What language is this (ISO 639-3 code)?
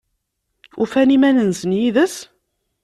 kab